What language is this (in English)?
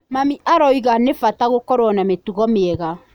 Kikuyu